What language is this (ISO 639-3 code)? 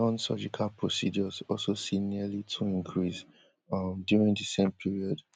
pcm